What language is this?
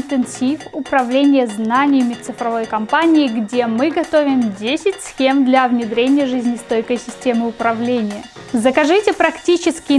Russian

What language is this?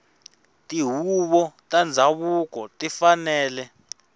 Tsonga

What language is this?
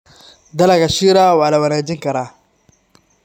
Somali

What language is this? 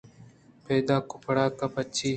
Eastern Balochi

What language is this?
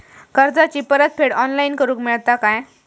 Marathi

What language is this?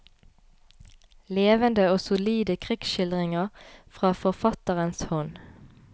Norwegian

